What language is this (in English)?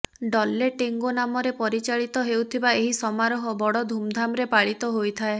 Odia